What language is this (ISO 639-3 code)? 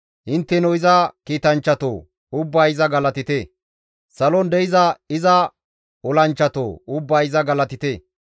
gmv